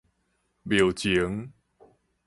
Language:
Min Nan Chinese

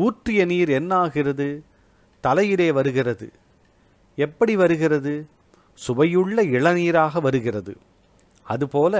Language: Tamil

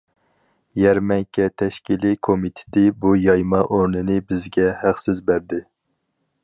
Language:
Uyghur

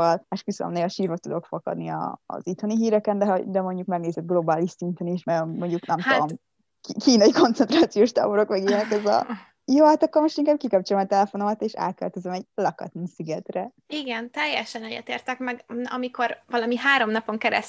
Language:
Hungarian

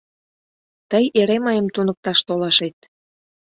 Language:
Mari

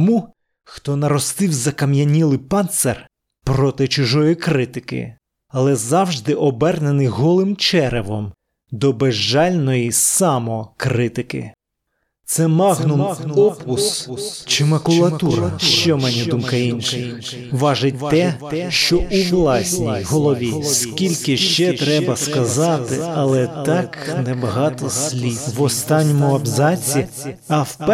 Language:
Ukrainian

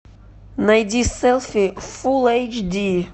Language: Russian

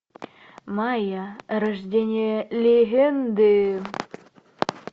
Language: Russian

